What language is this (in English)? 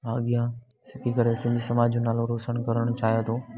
Sindhi